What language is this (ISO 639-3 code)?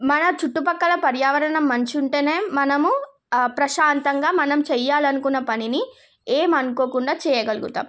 tel